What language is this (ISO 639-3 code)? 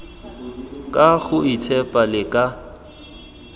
tsn